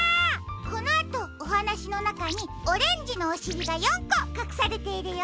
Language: Japanese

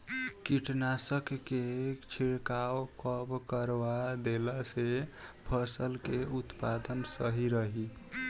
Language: Bhojpuri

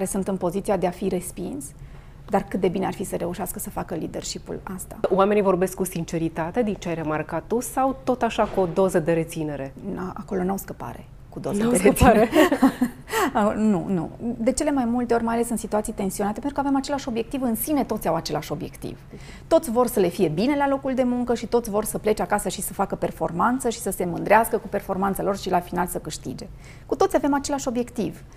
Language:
Romanian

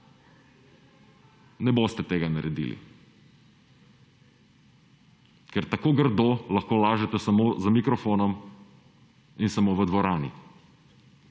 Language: Slovenian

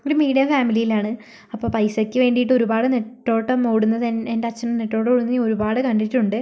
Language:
Malayalam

